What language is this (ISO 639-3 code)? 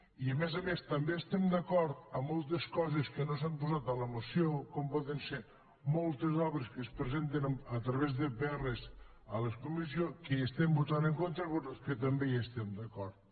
cat